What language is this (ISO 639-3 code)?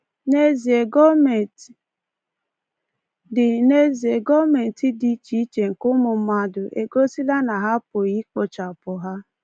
ibo